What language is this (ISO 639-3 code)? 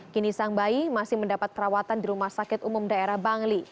ind